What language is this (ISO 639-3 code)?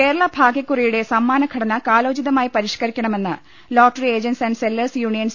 mal